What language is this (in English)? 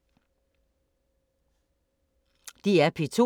Danish